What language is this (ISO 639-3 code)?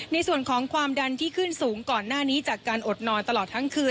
tha